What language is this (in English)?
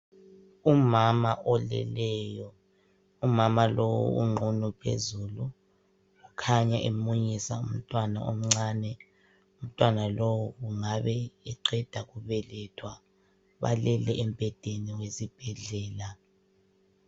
North Ndebele